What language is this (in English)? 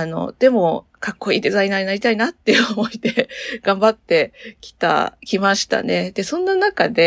Japanese